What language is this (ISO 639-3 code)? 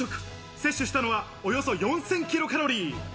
jpn